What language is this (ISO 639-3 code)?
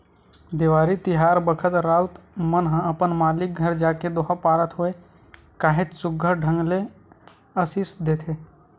hne